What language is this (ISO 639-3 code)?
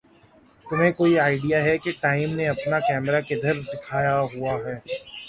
urd